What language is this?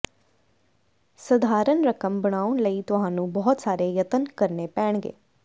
Punjabi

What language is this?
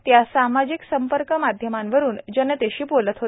Marathi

